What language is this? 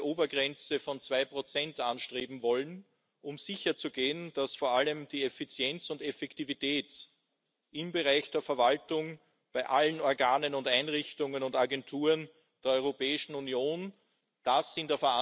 German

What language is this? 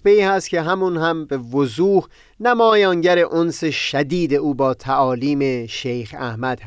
Persian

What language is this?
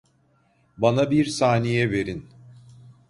Turkish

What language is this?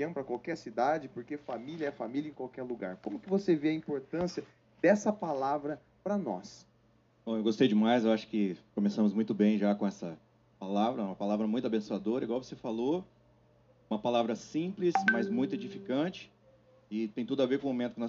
Portuguese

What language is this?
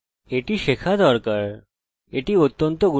Bangla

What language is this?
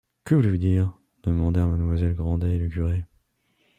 French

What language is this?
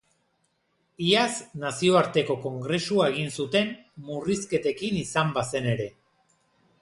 Basque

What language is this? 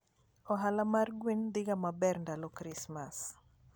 Luo (Kenya and Tanzania)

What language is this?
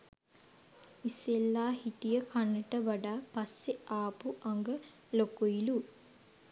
Sinhala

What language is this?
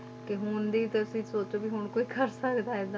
Punjabi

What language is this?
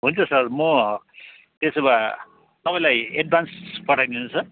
Nepali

